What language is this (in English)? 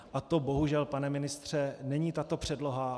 Czech